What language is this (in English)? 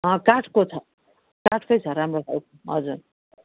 Nepali